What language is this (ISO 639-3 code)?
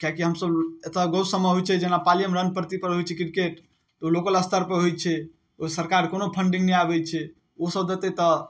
mai